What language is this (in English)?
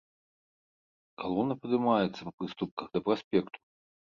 Belarusian